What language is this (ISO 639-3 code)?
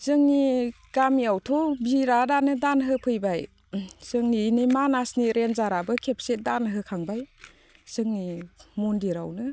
brx